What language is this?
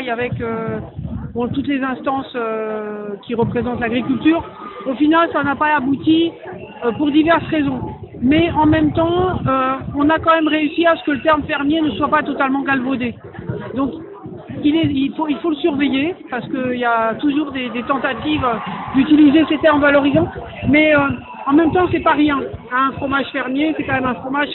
French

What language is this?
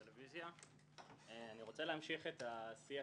Hebrew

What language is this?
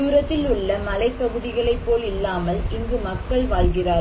Tamil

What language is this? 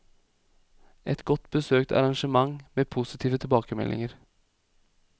Norwegian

